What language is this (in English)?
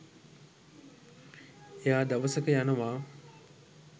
Sinhala